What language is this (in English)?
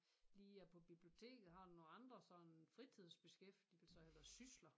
Danish